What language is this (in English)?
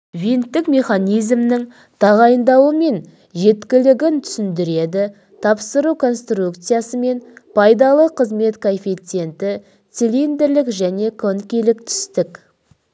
Kazakh